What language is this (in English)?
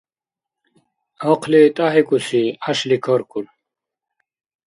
Dargwa